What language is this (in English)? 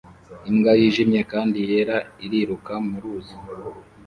Kinyarwanda